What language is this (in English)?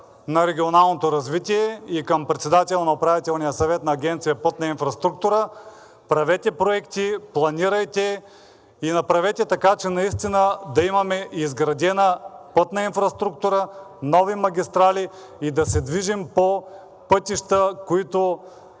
Bulgarian